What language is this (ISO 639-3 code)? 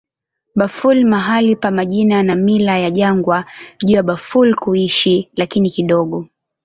swa